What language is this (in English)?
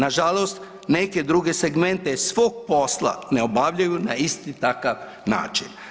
Croatian